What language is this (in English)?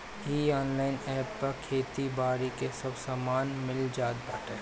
Bhojpuri